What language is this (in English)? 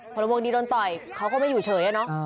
Thai